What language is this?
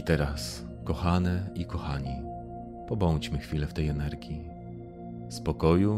Polish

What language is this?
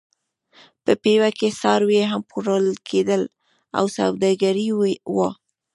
Pashto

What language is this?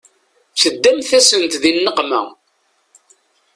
Kabyle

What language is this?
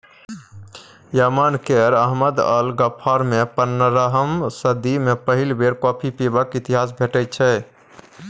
Maithili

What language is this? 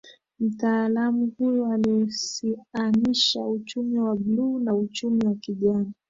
Swahili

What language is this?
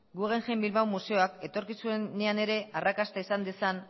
Basque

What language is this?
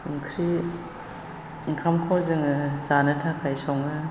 Bodo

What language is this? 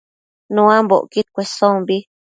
Matsés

